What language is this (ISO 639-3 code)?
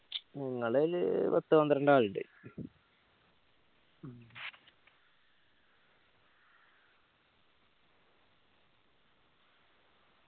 mal